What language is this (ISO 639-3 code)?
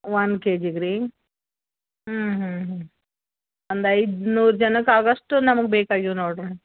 kan